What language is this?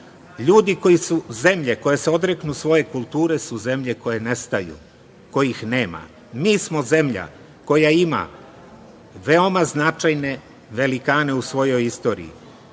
Serbian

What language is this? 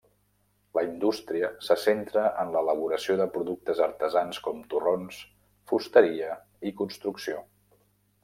Catalan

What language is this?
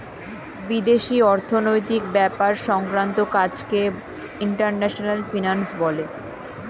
Bangla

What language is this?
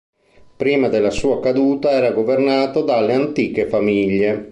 Italian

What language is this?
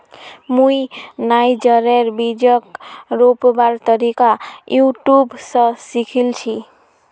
Magahi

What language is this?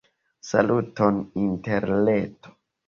Esperanto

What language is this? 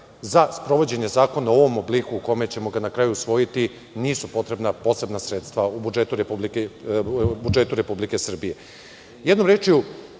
Serbian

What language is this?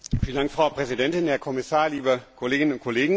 German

